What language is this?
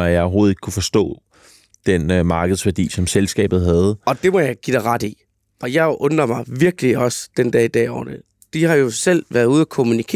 Danish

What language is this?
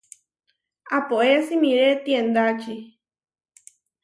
Huarijio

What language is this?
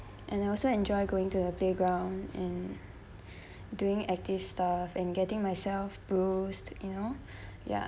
English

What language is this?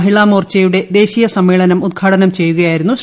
Malayalam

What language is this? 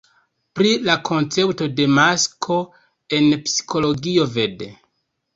Esperanto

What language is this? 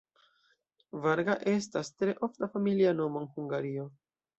Esperanto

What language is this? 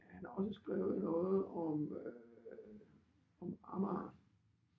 Danish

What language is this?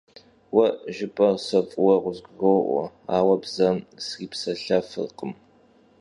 Kabardian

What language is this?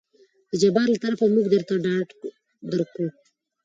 Pashto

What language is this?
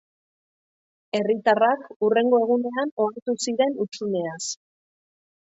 Basque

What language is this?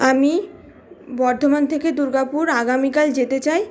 Bangla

